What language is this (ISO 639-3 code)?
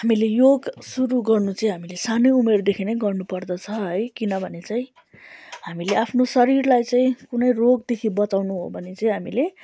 nep